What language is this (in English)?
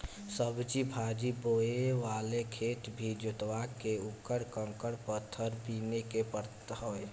Bhojpuri